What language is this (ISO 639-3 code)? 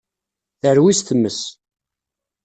kab